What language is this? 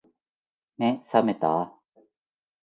Japanese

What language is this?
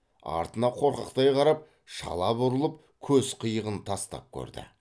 Kazakh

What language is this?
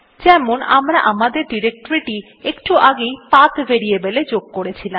Bangla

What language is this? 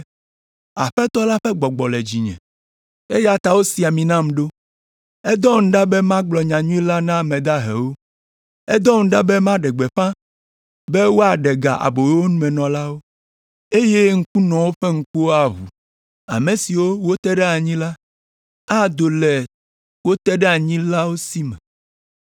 Ewe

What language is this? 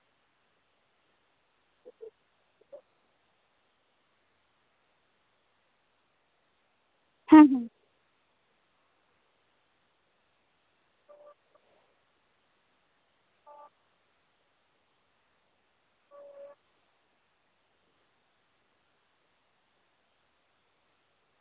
Santali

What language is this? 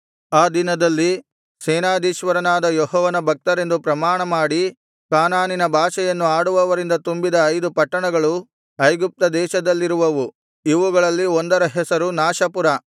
Kannada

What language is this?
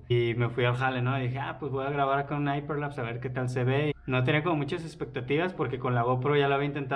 Spanish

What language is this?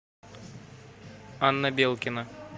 Russian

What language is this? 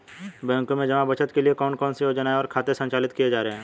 Hindi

